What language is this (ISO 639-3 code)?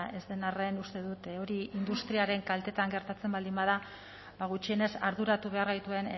eus